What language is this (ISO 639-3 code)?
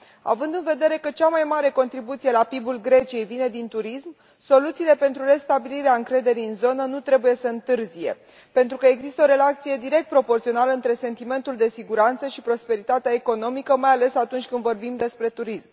ron